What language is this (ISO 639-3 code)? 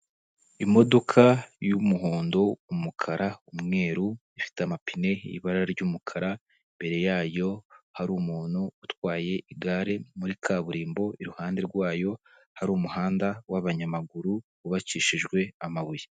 kin